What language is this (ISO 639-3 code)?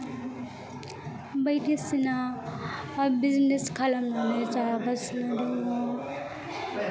brx